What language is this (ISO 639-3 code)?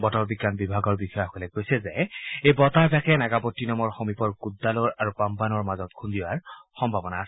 asm